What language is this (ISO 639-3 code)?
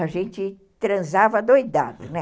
por